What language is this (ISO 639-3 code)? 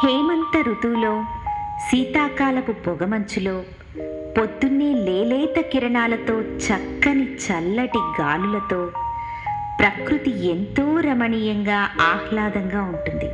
tel